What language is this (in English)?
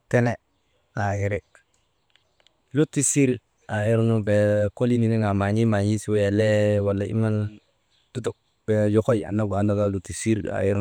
Maba